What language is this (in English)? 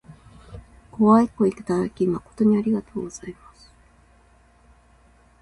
Japanese